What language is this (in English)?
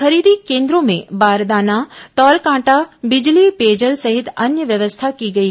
Hindi